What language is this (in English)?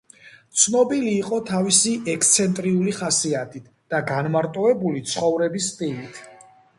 Georgian